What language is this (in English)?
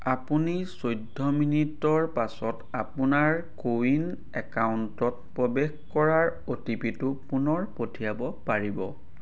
Assamese